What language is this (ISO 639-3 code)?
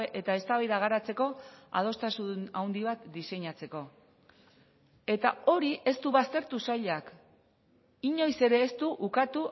eus